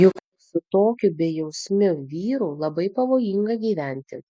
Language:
Lithuanian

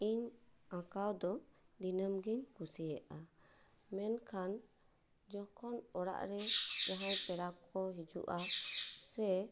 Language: Santali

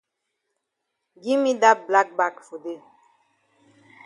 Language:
Cameroon Pidgin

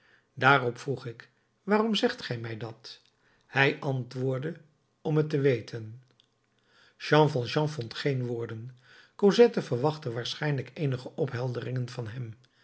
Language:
Dutch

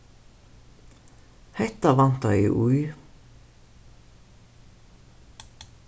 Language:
Faroese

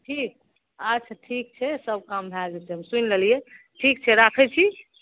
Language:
Maithili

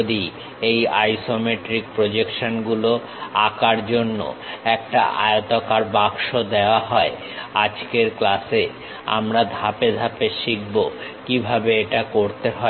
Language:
Bangla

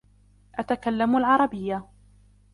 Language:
Arabic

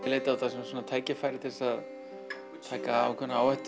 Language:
Icelandic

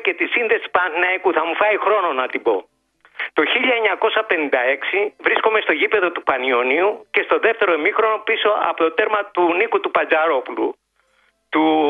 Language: Greek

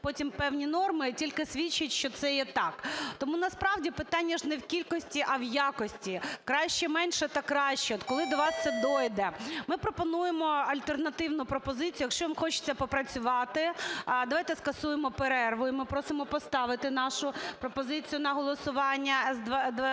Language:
Ukrainian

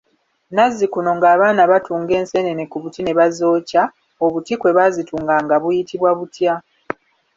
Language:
Ganda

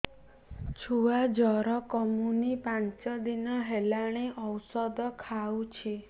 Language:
Odia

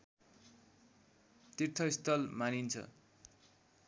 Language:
Nepali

